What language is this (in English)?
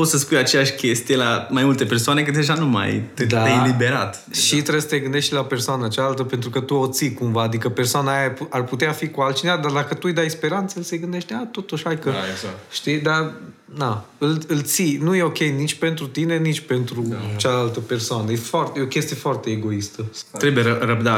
Romanian